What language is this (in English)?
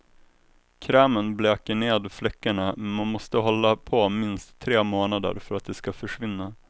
Swedish